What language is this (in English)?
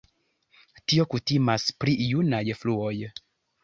Esperanto